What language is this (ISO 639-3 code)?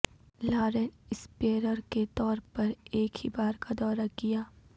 urd